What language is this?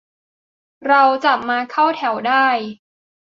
Thai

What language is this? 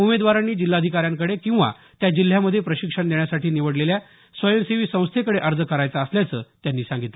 Marathi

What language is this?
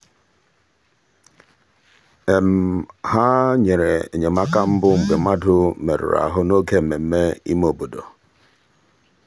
Igbo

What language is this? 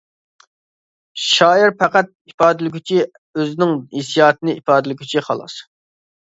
Uyghur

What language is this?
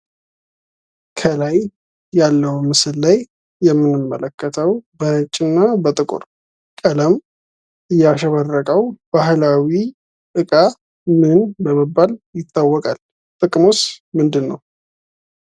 Amharic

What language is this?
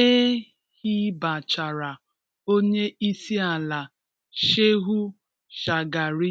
Igbo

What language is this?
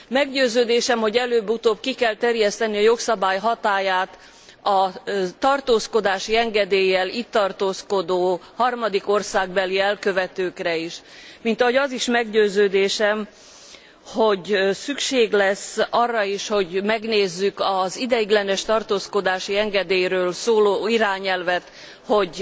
Hungarian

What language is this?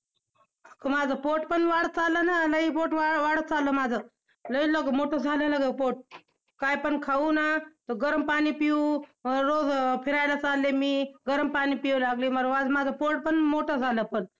Marathi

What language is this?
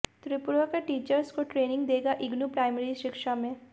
Hindi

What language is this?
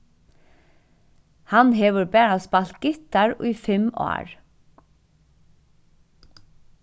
Faroese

